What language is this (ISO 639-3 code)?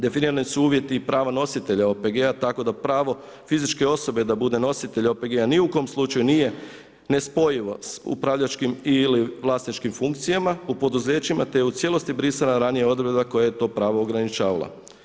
hrv